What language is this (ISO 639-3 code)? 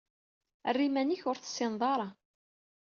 kab